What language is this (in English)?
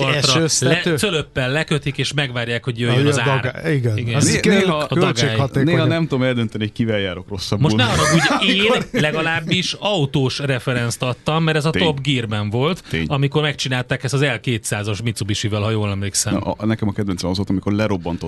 Hungarian